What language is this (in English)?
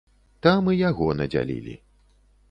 Belarusian